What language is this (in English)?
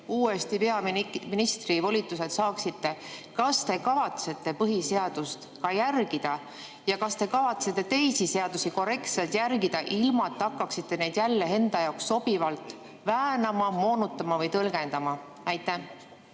Estonian